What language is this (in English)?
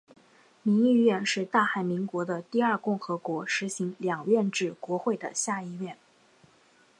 Chinese